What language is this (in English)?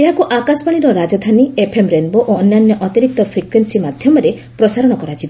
Odia